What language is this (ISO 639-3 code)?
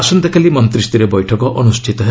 ori